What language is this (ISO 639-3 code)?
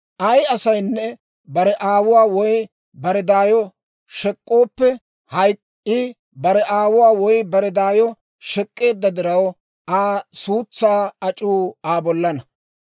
dwr